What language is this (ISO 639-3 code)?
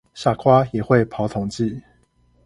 zho